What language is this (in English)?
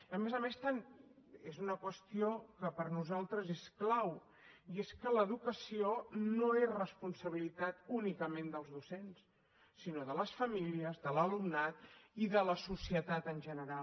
Catalan